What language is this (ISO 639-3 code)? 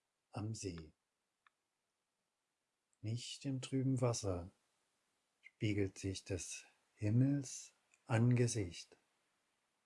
deu